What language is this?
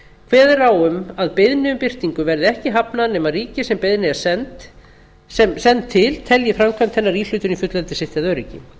Icelandic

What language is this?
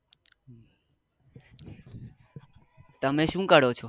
Gujarati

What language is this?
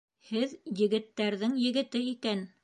Bashkir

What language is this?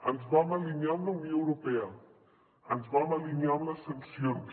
Catalan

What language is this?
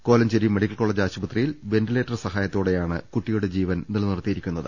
Malayalam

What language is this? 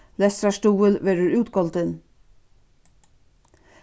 Faroese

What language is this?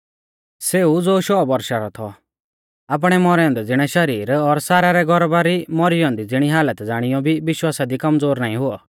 Mahasu Pahari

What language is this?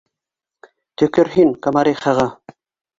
Bashkir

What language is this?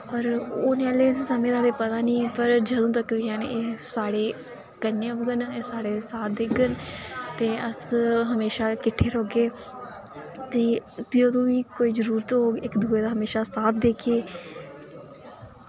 Dogri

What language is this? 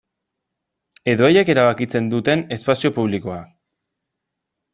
Basque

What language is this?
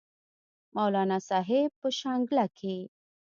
Pashto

